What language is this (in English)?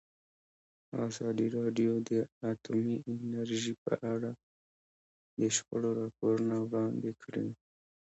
Pashto